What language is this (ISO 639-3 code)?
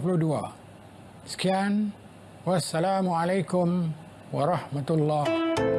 msa